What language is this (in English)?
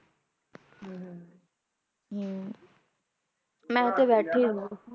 Punjabi